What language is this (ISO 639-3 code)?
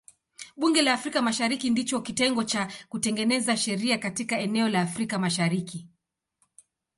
swa